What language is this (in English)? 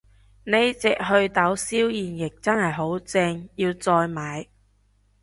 Cantonese